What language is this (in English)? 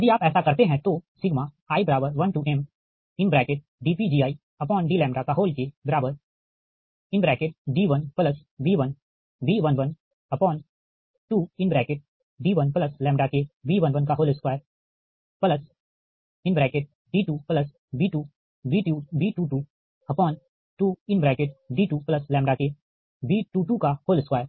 Hindi